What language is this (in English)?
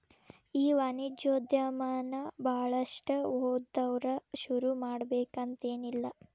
Kannada